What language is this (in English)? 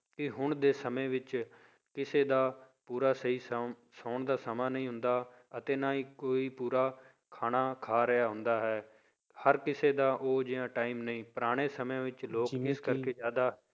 Punjabi